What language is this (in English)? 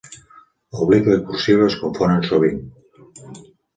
Catalan